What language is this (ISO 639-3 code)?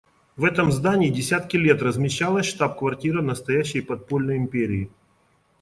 rus